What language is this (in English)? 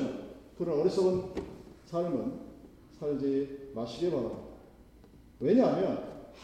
Korean